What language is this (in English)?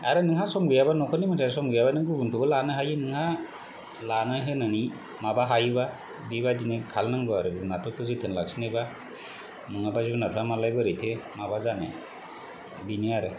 Bodo